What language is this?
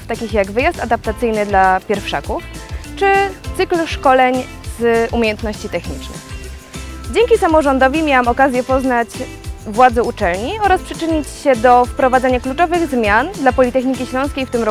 Polish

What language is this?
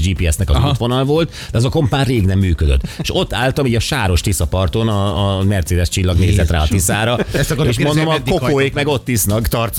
Hungarian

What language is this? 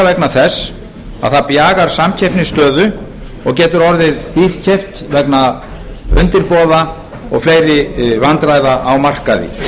Icelandic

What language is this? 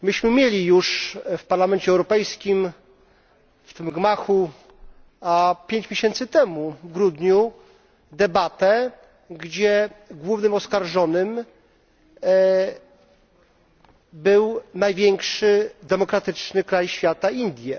Polish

